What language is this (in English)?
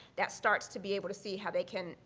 English